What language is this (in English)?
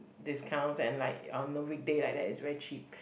English